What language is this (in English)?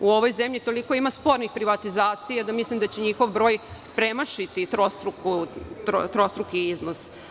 Serbian